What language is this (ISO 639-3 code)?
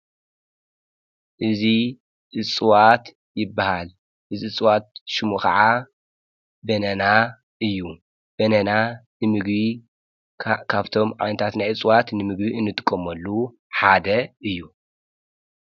tir